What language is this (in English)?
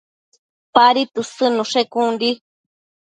Matsés